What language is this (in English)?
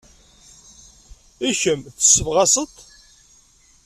Kabyle